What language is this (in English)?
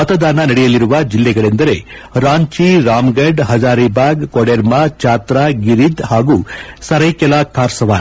Kannada